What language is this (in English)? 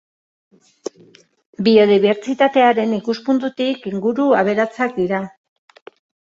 Basque